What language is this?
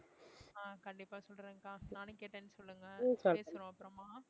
Tamil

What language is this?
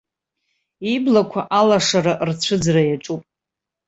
Abkhazian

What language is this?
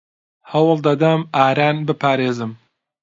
Central Kurdish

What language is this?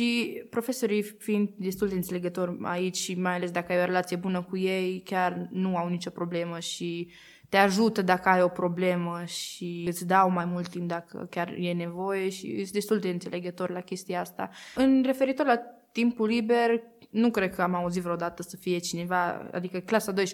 Romanian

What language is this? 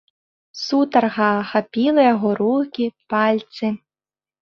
Belarusian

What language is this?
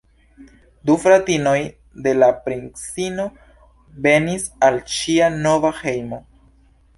Esperanto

